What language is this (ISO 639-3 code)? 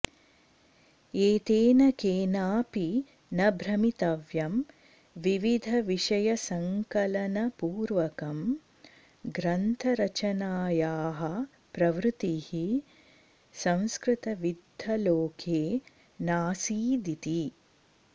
san